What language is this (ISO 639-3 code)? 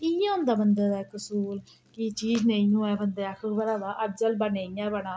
doi